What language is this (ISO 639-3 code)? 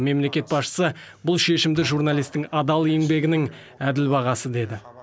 kaz